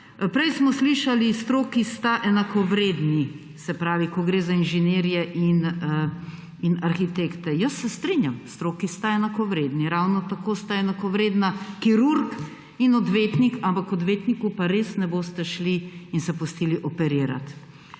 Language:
Slovenian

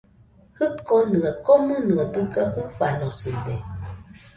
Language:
Nüpode Huitoto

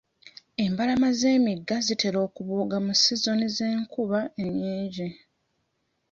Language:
Ganda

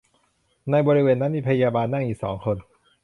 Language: Thai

